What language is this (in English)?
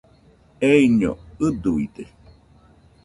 Nüpode Huitoto